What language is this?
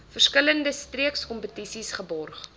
Afrikaans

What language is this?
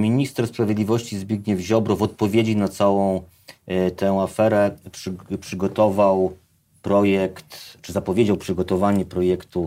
Polish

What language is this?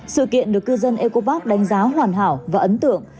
Vietnamese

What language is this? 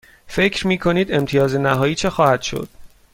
Persian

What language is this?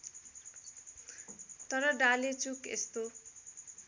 Nepali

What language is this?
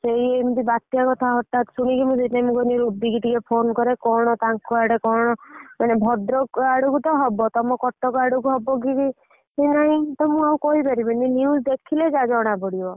Odia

